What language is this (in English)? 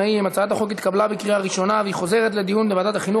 Hebrew